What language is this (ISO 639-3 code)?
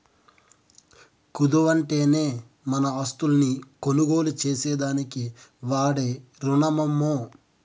tel